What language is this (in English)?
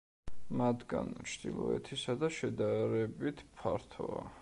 Georgian